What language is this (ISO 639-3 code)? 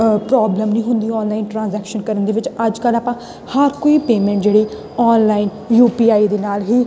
pan